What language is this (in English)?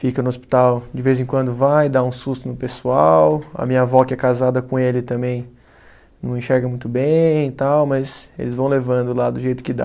Portuguese